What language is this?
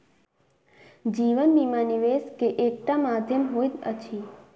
Maithili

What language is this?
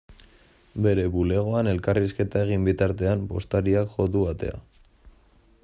Basque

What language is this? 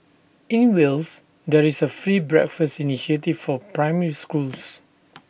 English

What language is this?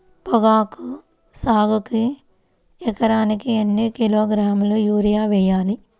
Telugu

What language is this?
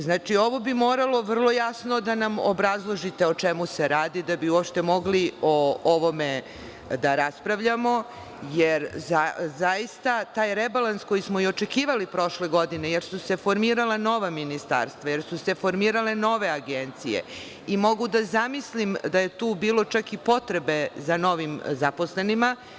Serbian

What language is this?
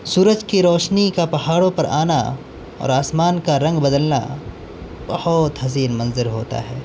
Urdu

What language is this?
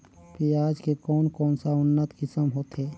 Chhattisgarhi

